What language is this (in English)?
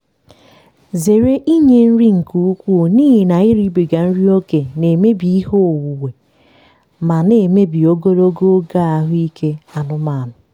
Igbo